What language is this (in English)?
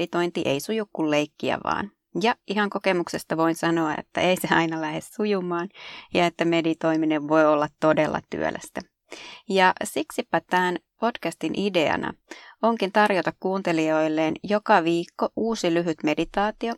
Finnish